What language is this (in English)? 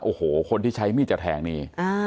Thai